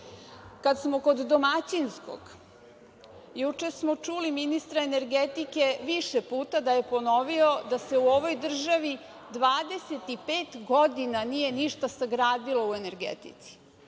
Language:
Serbian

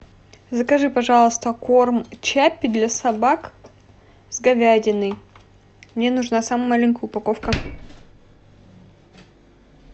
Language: Russian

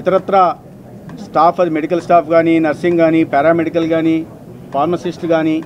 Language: Telugu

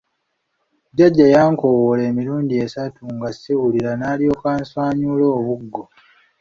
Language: Ganda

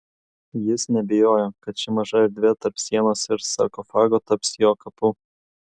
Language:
Lithuanian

